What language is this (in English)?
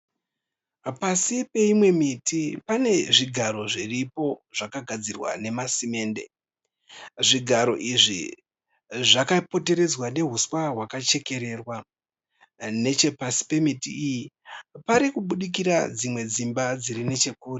Shona